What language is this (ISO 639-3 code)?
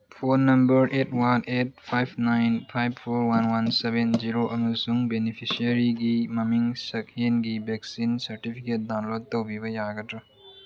mni